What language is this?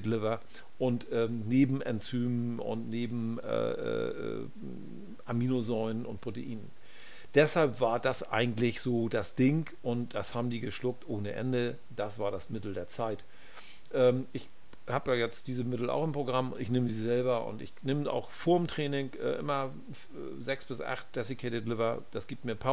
German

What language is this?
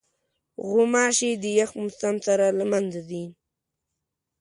Pashto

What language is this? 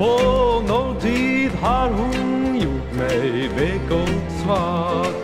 Dutch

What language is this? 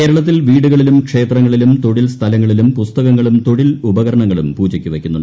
Malayalam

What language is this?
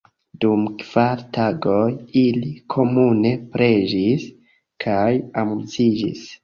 Esperanto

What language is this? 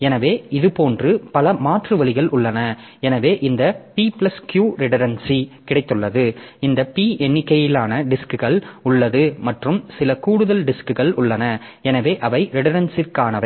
Tamil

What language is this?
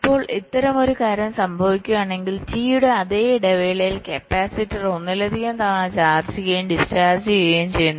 Malayalam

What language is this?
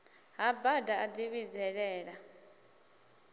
Venda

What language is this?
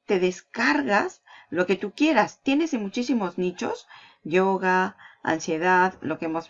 Spanish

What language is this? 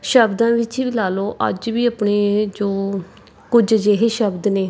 Punjabi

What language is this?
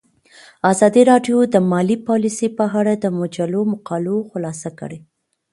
Pashto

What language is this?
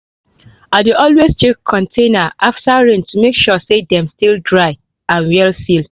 Nigerian Pidgin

